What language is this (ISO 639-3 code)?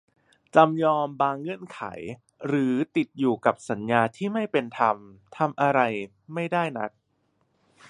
tha